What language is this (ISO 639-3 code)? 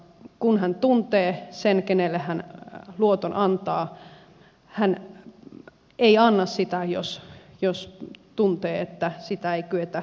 fin